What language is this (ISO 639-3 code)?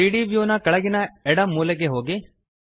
kan